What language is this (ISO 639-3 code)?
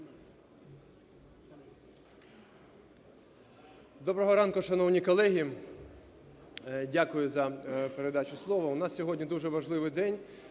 ukr